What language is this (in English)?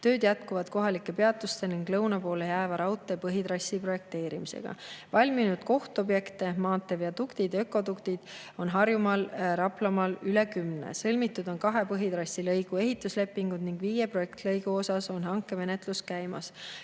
Estonian